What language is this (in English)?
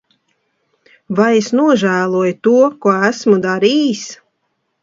Latvian